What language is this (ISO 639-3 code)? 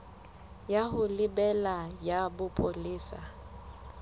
sot